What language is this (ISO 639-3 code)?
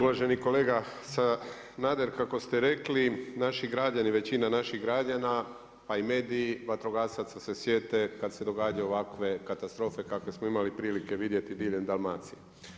hrv